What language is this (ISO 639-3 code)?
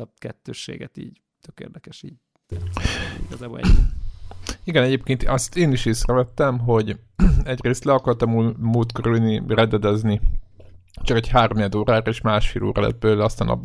hun